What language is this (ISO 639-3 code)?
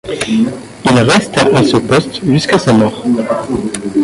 fra